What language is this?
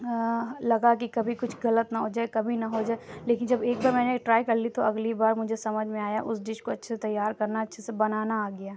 Urdu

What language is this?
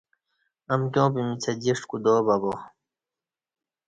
Kati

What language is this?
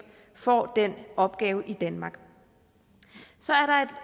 Danish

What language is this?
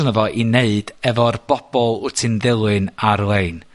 Welsh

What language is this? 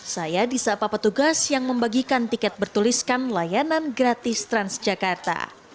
Indonesian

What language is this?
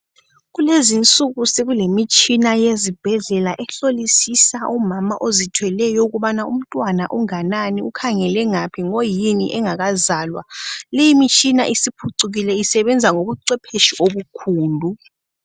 North Ndebele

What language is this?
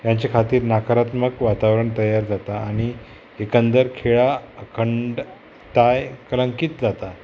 Konkani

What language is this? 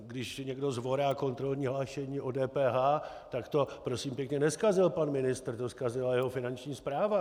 Czech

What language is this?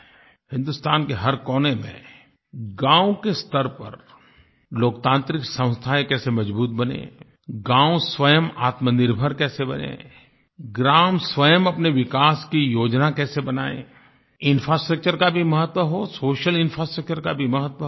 Hindi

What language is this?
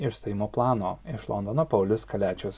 Lithuanian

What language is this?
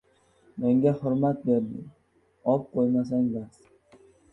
Uzbek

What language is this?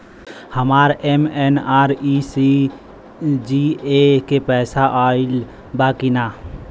Bhojpuri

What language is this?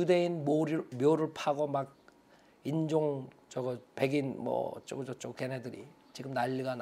Korean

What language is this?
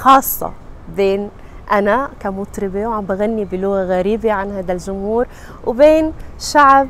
Arabic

